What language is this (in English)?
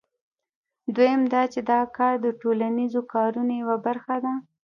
Pashto